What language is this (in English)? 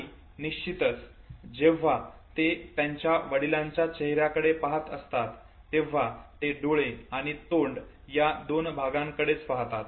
Marathi